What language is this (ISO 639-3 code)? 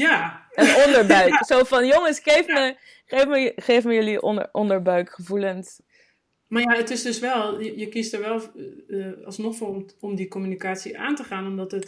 nld